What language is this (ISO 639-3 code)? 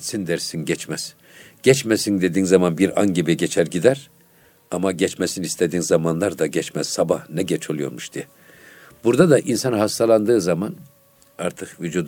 tur